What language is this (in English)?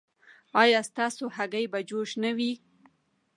Pashto